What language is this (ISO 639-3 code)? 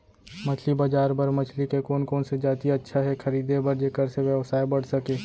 hne